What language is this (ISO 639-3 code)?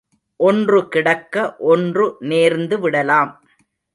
tam